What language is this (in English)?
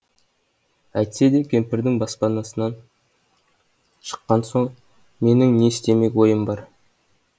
Kazakh